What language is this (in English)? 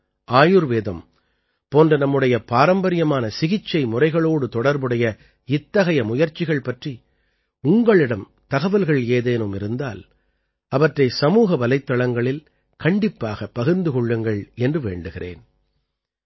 Tamil